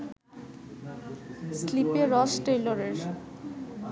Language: Bangla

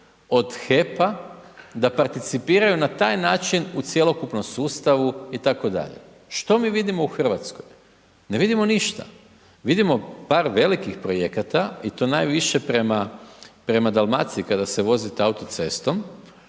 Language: Croatian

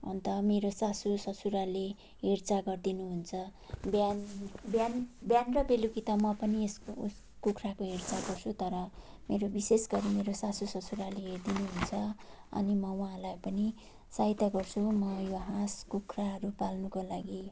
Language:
Nepali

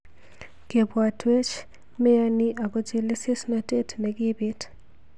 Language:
Kalenjin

